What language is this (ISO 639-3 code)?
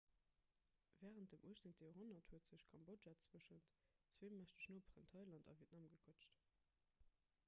ltz